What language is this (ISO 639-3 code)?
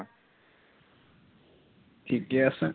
asm